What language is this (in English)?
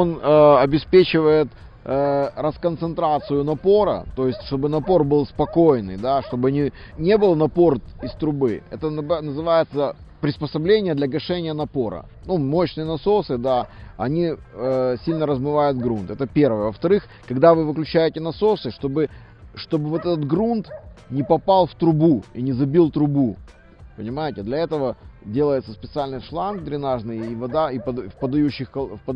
Russian